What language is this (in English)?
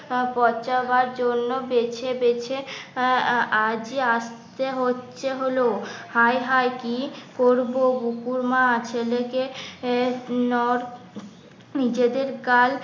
Bangla